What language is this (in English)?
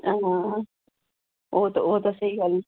Dogri